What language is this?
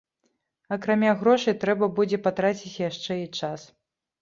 Belarusian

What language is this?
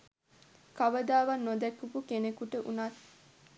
Sinhala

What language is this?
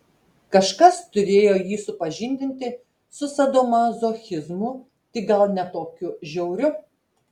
Lithuanian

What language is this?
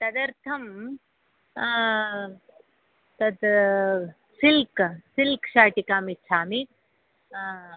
Sanskrit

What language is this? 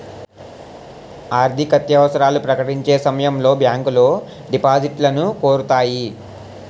Telugu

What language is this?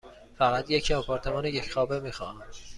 Persian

